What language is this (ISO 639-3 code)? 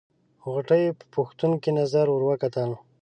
pus